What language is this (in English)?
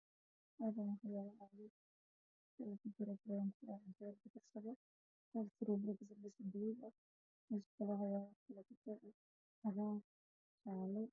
Somali